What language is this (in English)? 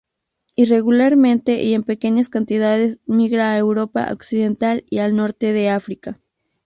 Spanish